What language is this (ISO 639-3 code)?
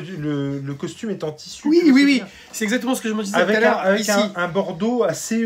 fra